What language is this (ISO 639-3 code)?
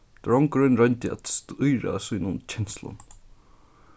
fao